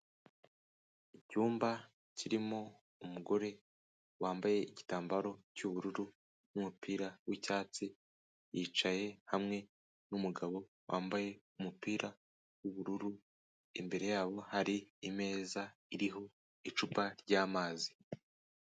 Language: Kinyarwanda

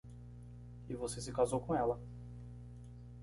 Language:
Portuguese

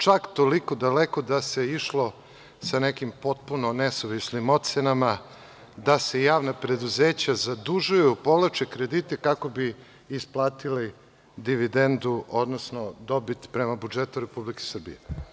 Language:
Serbian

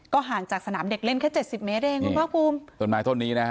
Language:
Thai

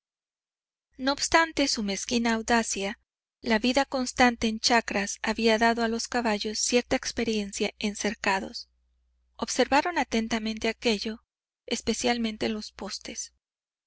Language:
Spanish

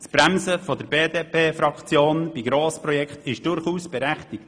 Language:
Swiss German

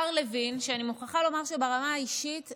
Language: Hebrew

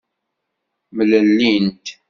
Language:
Kabyle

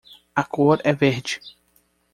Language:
Portuguese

